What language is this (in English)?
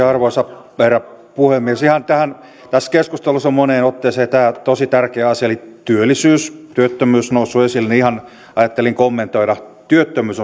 Finnish